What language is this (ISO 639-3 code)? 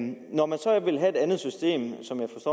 dan